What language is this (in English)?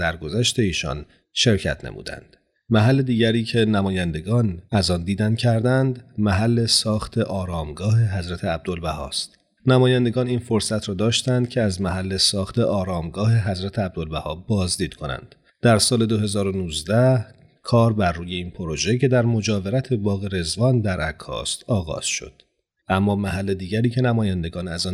Persian